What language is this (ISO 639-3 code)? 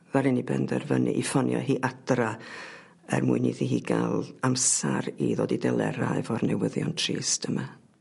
cym